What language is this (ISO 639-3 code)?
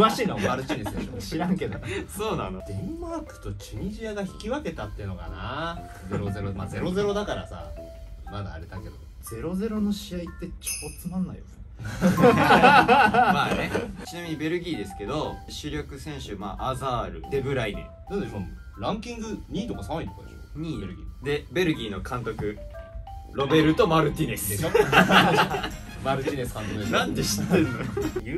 jpn